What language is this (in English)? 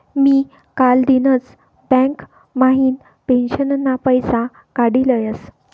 Marathi